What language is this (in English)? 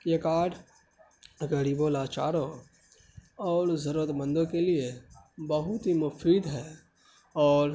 Urdu